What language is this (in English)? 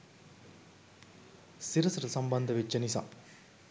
Sinhala